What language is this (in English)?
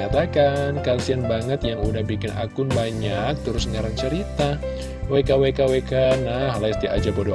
Indonesian